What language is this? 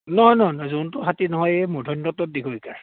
Assamese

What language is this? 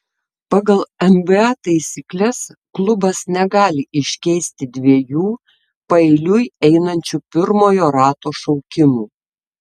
Lithuanian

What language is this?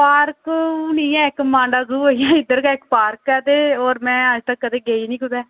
Dogri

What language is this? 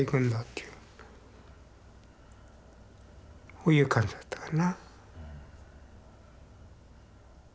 Japanese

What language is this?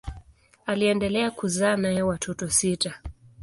Swahili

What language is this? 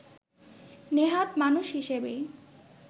Bangla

